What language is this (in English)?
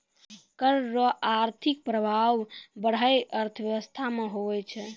Maithili